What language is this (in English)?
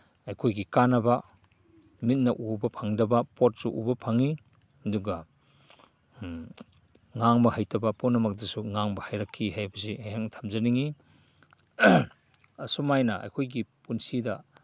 Manipuri